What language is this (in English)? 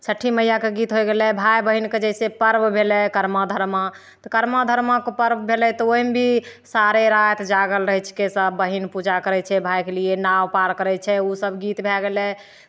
Maithili